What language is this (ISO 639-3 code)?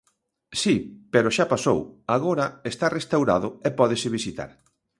glg